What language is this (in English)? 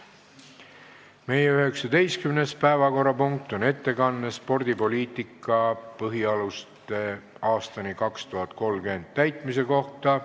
Estonian